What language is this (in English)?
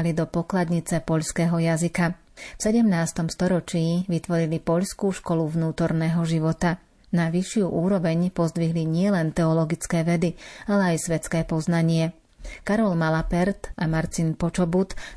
Slovak